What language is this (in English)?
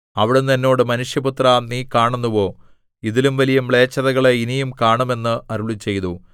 Malayalam